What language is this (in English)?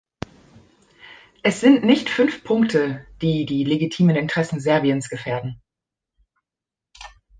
German